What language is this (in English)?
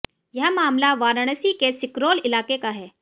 Hindi